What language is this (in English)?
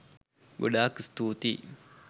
Sinhala